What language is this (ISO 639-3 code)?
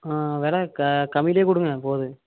tam